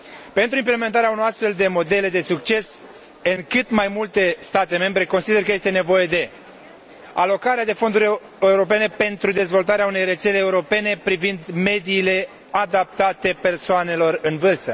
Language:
Romanian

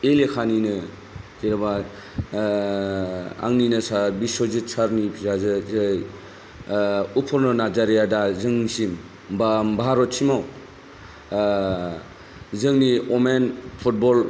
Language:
Bodo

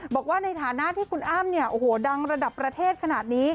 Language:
Thai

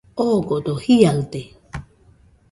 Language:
Nüpode Huitoto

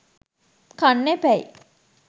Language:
Sinhala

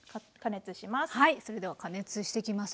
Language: Japanese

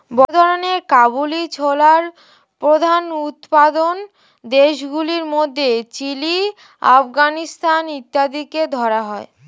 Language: Bangla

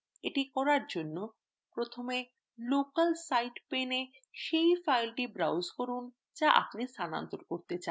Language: Bangla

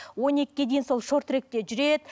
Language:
Kazakh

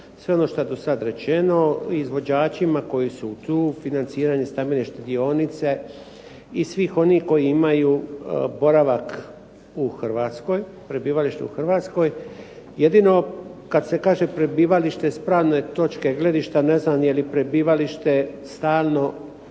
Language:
Croatian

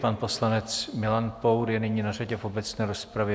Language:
Czech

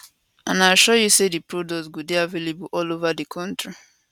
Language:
Nigerian Pidgin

